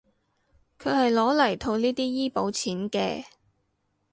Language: Cantonese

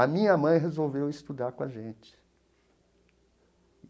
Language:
Portuguese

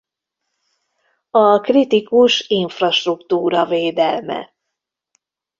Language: Hungarian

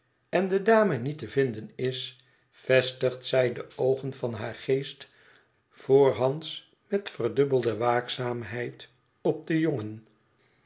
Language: Dutch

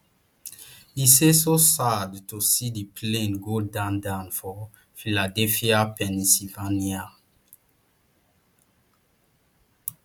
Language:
Nigerian Pidgin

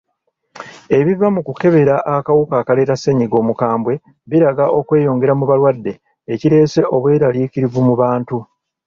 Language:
Ganda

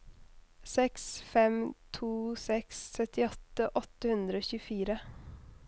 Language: Norwegian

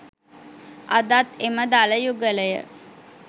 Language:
Sinhala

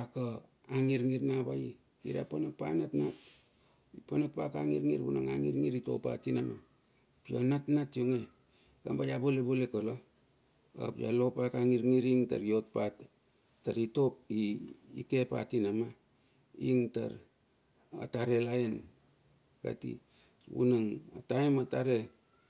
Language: Bilur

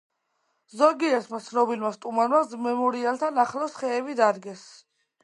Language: Georgian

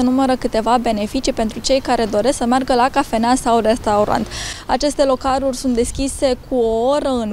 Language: Romanian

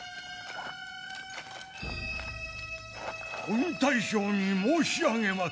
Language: Japanese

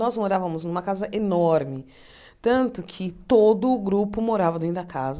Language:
Portuguese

